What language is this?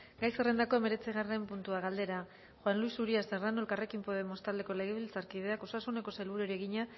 Basque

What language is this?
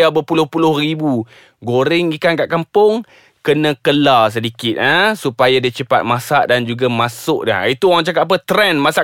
Malay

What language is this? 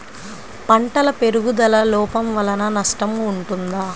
Telugu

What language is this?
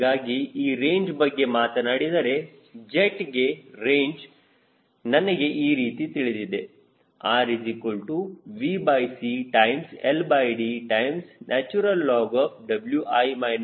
Kannada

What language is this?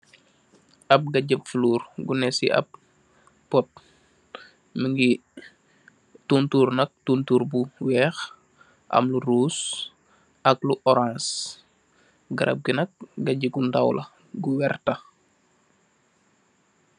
Wolof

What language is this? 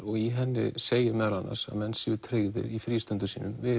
Icelandic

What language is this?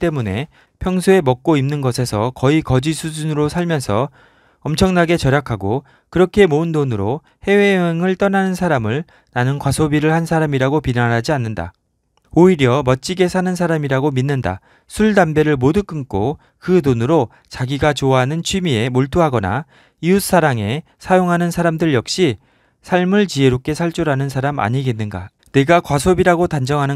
Korean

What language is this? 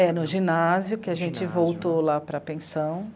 Portuguese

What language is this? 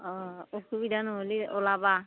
Assamese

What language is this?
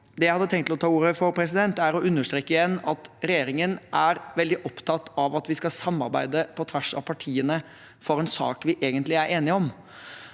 Norwegian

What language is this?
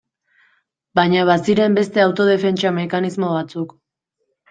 Basque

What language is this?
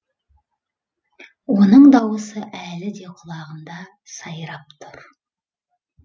Kazakh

